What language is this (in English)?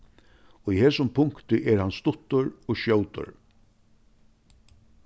Faroese